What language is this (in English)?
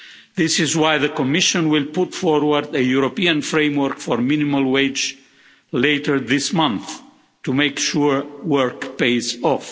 English